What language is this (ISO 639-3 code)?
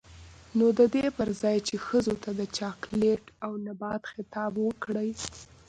pus